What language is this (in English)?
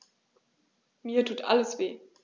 German